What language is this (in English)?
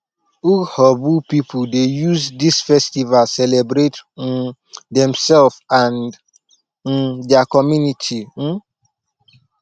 Nigerian Pidgin